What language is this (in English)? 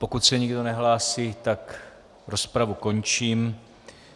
Czech